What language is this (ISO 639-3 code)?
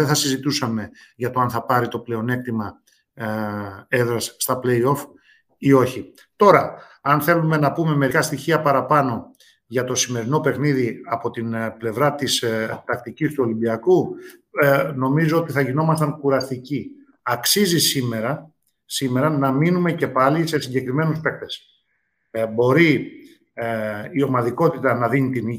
ell